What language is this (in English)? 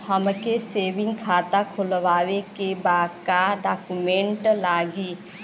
Bhojpuri